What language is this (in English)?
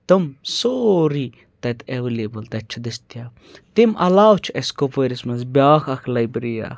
Kashmiri